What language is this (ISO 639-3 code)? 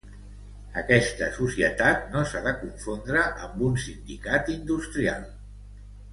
cat